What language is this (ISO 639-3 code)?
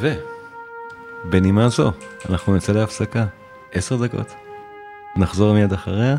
heb